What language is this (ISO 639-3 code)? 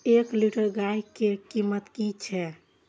mai